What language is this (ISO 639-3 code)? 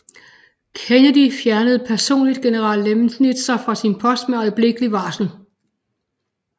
dan